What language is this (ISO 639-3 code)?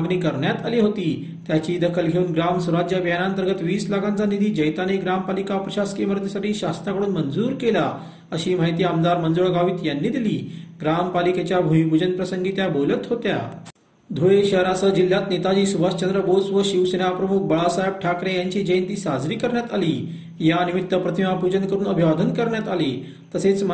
mar